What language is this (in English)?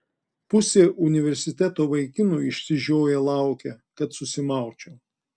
Lithuanian